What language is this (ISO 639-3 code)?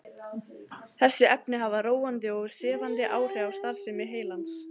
isl